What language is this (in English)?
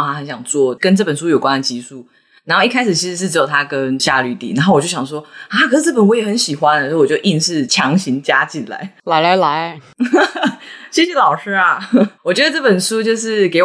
Chinese